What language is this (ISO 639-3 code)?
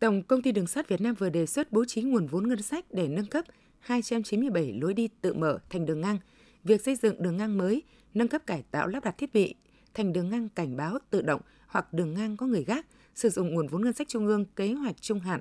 vie